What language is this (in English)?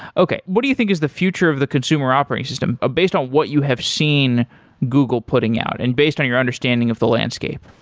English